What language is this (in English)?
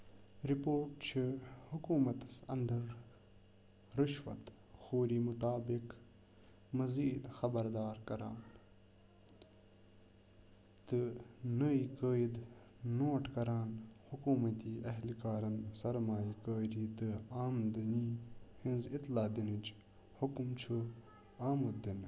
Kashmiri